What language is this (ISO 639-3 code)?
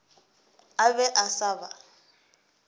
nso